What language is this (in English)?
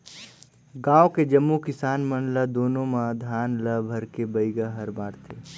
Chhattisgarhi